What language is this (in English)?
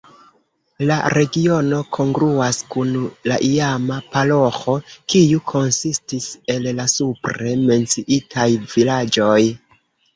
Esperanto